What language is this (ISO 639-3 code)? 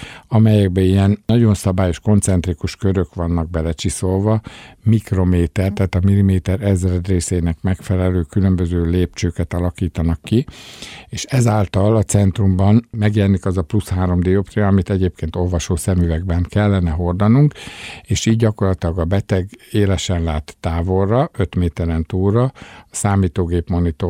hun